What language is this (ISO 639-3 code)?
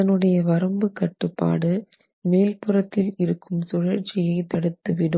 tam